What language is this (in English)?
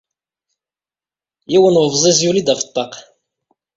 Kabyle